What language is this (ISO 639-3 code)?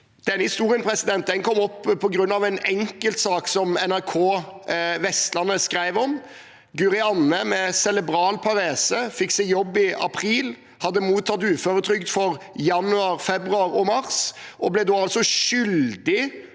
nor